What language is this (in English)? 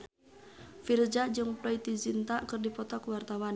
Sundanese